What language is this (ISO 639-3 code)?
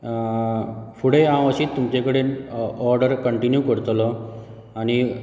kok